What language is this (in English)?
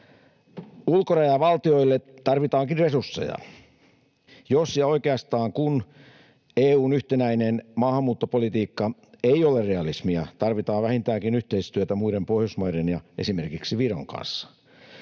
Finnish